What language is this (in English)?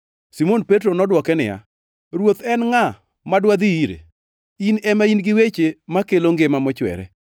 Luo (Kenya and Tanzania)